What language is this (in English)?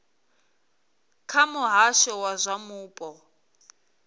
Venda